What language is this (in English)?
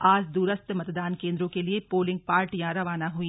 Hindi